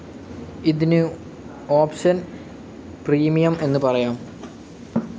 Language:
Malayalam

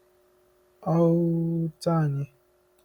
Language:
Igbo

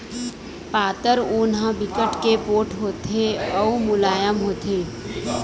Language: Chhattisgarhi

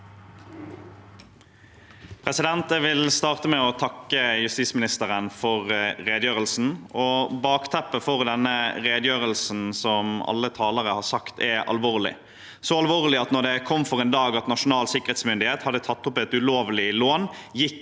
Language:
Norwegian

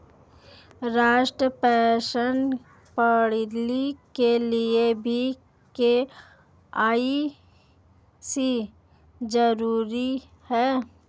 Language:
Hindi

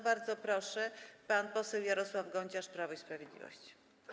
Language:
Polish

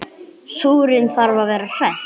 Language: Icelandic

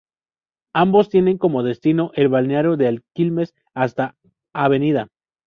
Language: Spanish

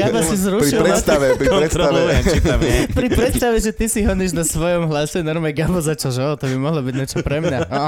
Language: Slovak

